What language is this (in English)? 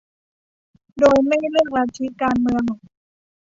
Thai